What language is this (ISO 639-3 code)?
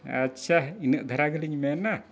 sat